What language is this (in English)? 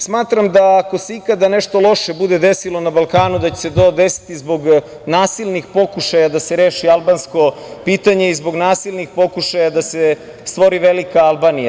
Serbian